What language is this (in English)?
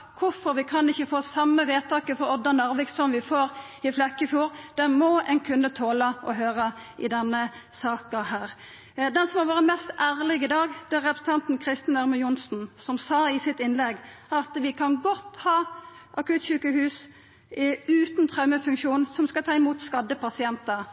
Norwegian Nynorsk